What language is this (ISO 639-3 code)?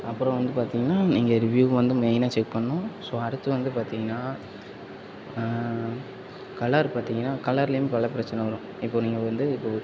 tam